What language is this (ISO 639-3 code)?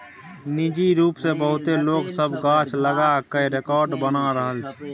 mai